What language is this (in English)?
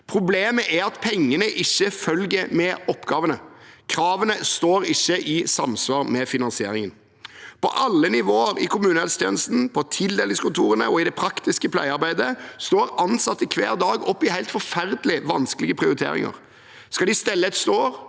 Norwegian